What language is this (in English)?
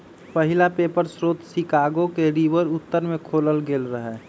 Magahi